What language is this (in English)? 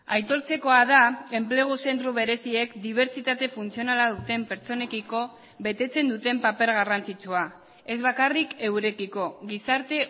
Basque